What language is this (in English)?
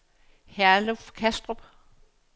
Danish